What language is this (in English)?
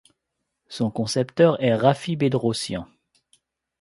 French